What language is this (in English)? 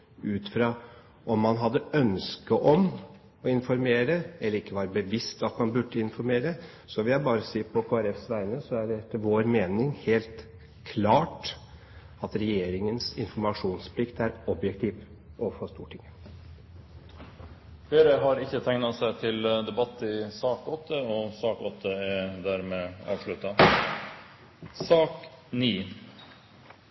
Norwegian Bokmål